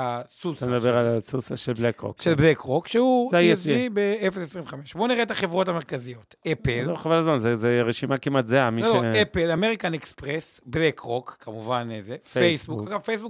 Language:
Hebrew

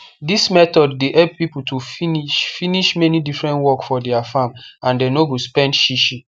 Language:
Nigerian Pidgin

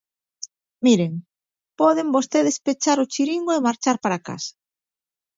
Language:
Galician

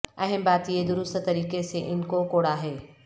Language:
Urdu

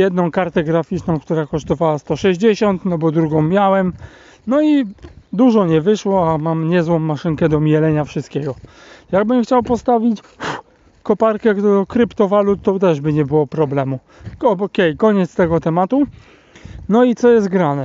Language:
Polish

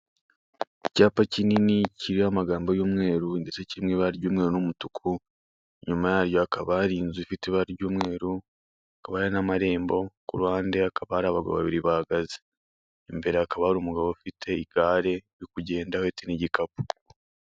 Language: Kinyarwanda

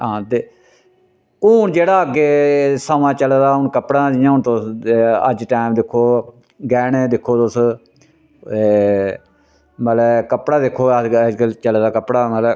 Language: Dogri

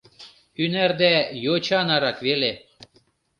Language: Mari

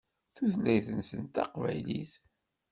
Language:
Kabyle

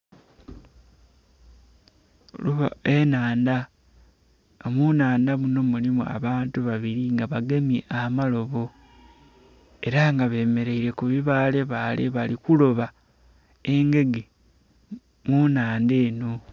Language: Soga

